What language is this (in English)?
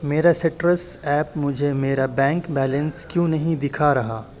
Urdu